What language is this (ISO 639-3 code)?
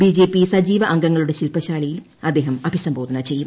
mal